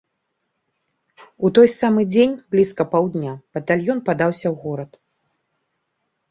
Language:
Belarusian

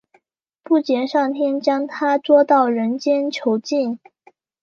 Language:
Chinese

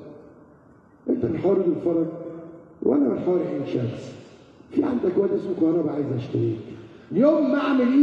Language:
Arabic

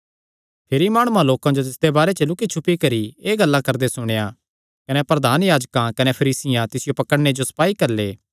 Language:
Kangri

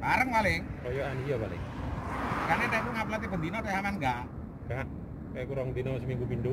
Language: Indonesian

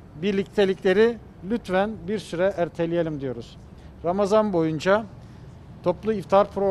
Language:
Turkish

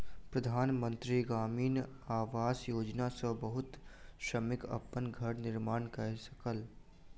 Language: Maithili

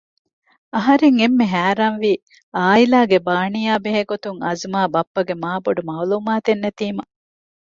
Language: Divehi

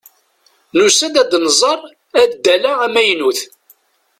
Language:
Kabyle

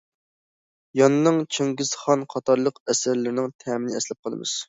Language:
Uyghur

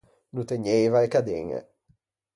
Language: Ligurian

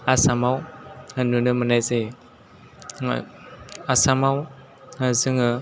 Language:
Bodo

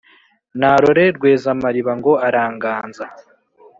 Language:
Kinyarwanda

